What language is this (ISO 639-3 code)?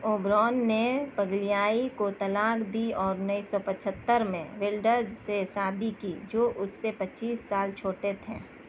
urd